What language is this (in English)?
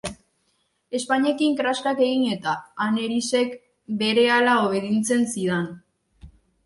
Basque